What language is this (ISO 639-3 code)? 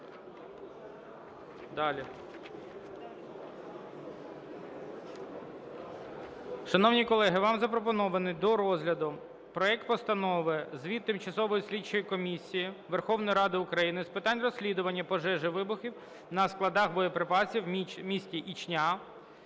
ukr